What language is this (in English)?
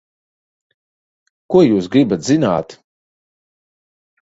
Latvian